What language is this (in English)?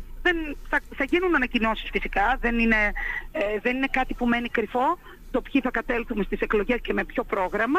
Greek